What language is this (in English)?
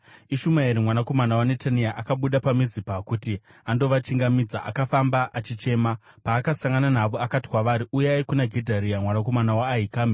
Shona